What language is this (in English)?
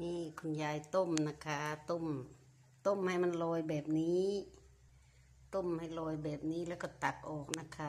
Thai